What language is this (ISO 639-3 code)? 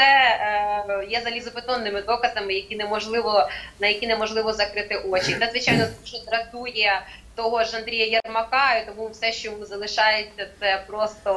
ukr